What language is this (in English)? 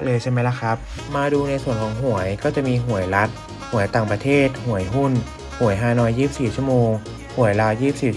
Thai